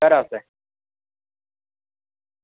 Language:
Dogri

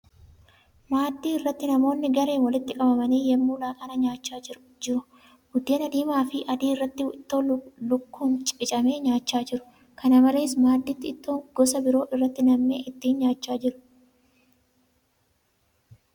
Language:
Oromo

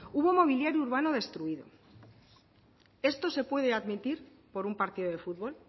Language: Spanish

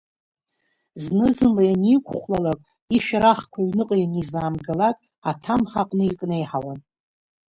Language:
Abkhazian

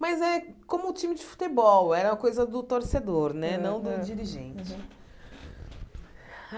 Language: Portuguese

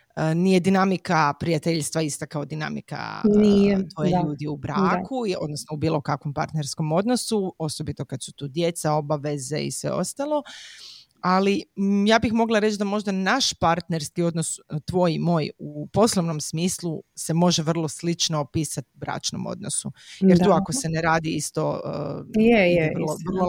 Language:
Croatian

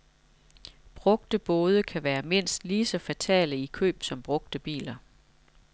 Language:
Danish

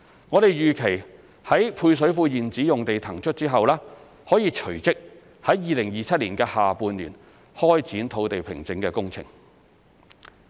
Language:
Cantonese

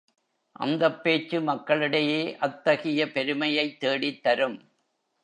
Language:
Tamil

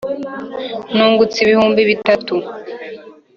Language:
Kinyarwanda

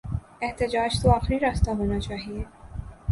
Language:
Urdu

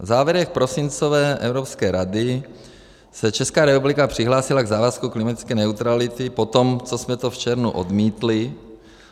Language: Czech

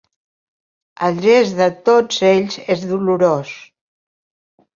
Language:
Catalan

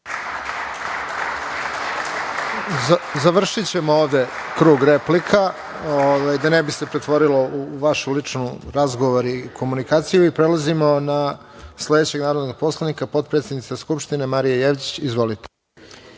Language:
Serbian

